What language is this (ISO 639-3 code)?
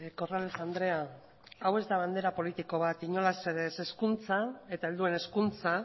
eus